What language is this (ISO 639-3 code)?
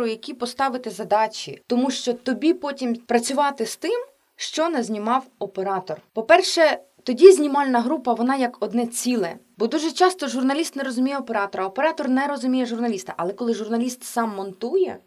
ukr